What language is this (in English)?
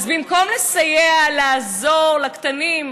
Hebrew